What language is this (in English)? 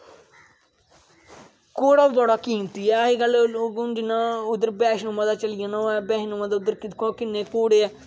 Dogri